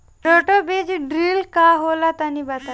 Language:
Bhojpuri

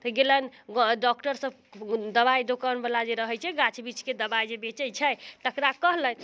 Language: Maithili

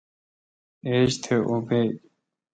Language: Kalkoti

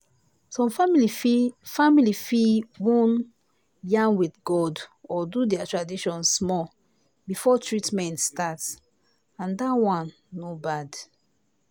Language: Nigerian Pidgin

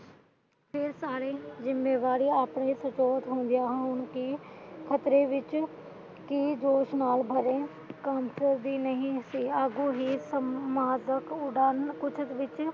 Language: Punjabi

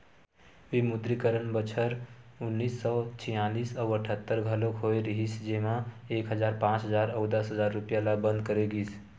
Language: Chhattisgarhi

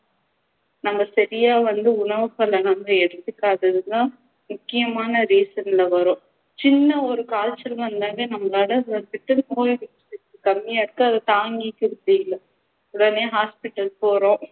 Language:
Tamil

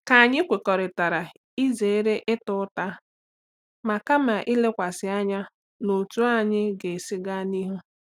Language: Igbo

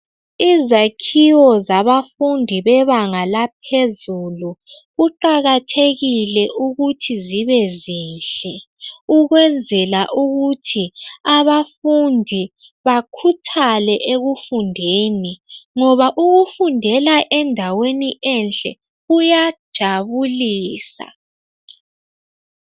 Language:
North Ndebele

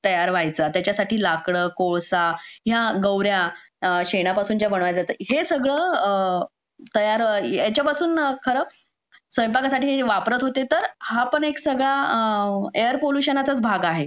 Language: Marathi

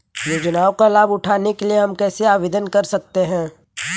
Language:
Hindi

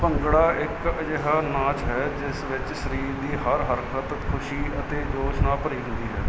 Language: Punjabi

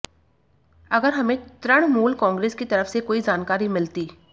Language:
Hindi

